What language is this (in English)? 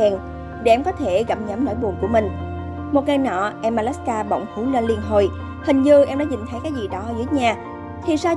Vietnamese